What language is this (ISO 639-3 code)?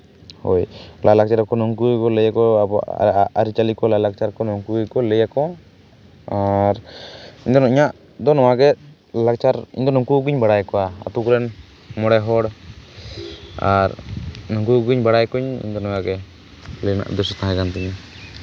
sat